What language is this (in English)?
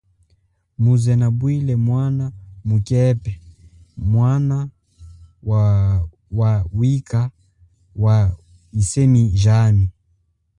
Chokwe